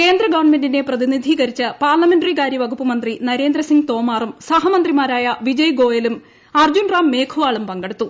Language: Malayalam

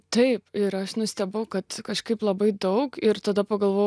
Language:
Lithuanian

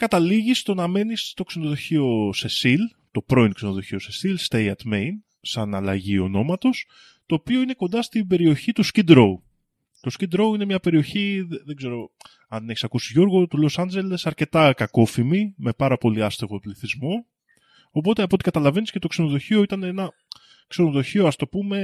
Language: Greek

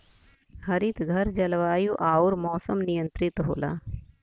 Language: Bhojpuri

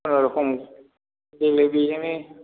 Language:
Bodo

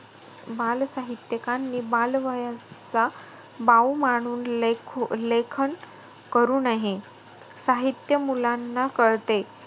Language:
Marathi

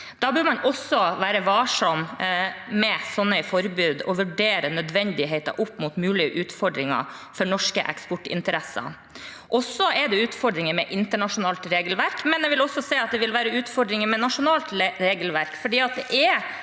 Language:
Norwegian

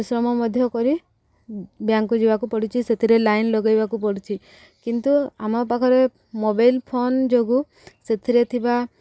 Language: Odia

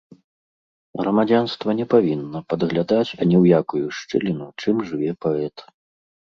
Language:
Belarusian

